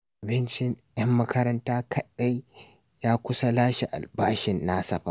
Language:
Hausa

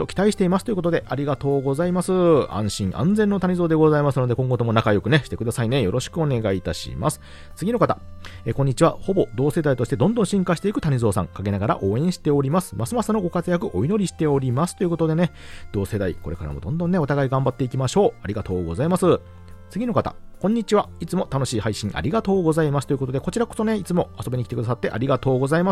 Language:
Japanese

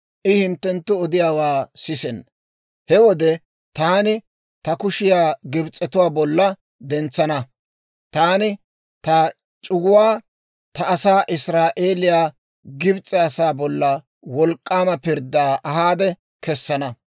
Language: Dawro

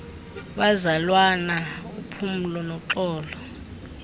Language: Xhosa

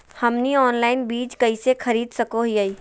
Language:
Magahi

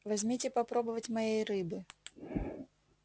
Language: Russian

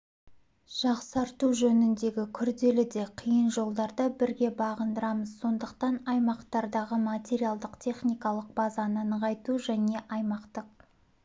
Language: Kazakh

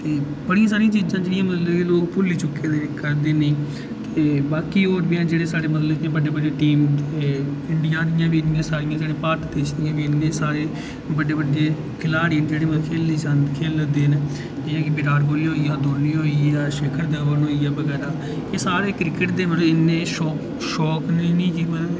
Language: Dogri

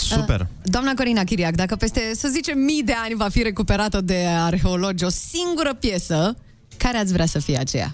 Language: Romanian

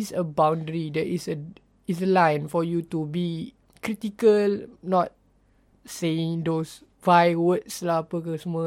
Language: Malay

